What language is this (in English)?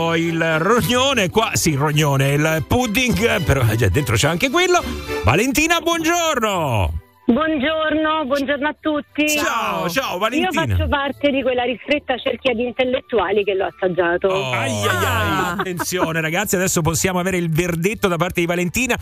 Italian